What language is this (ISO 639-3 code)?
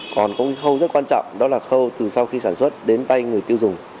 vie